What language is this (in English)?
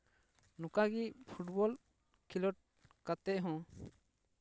Santali